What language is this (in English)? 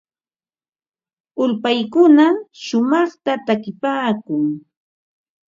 Ambo-Pasco Quechua